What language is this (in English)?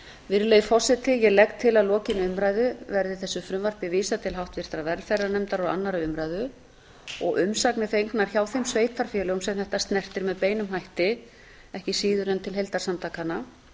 Icelandic